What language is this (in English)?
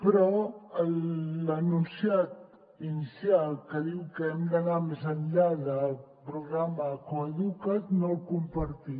Catalan